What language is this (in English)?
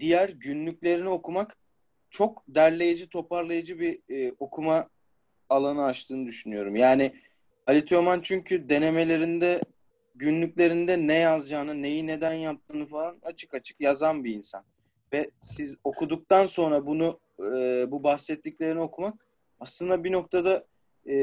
Turkish